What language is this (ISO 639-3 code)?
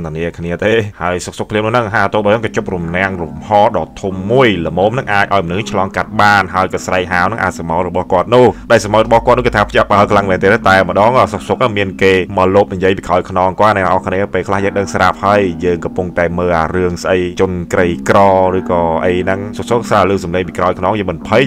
tha